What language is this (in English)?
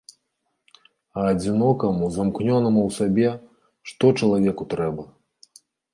Belarusian